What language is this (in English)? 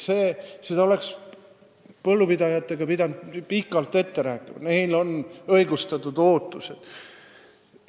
Estonian